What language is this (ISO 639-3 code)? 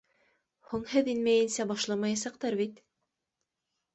bak